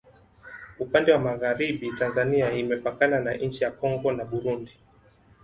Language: Swahili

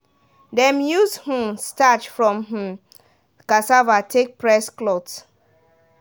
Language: Nigerian Pidgin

